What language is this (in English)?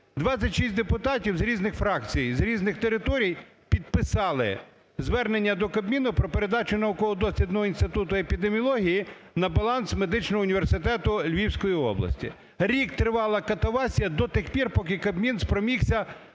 Ukrainian